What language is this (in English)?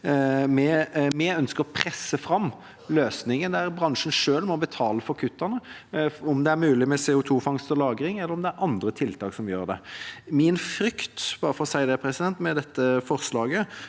Norwegian